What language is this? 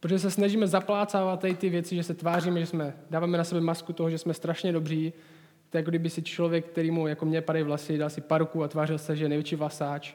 Czech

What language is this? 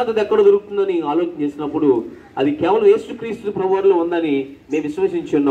Arabic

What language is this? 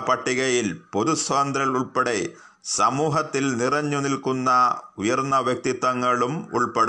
Malayalam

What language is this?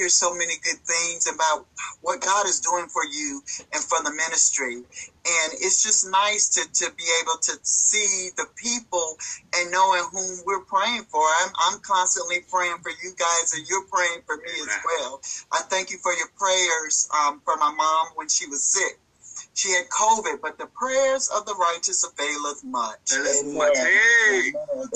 English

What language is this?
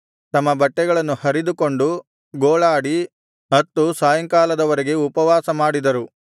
Kannada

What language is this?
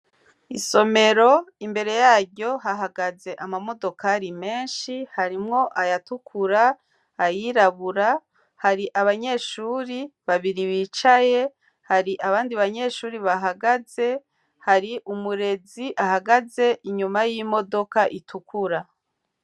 Rundi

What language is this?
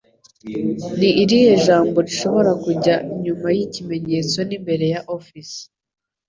Kinyarwanda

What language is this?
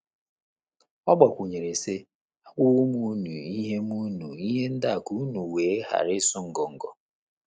Igbo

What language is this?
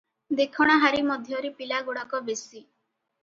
Odia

